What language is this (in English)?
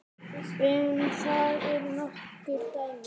Icelandic